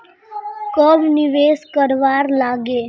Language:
Magahi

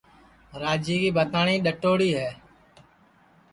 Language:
Sansi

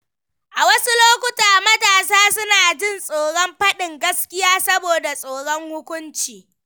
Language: Hausa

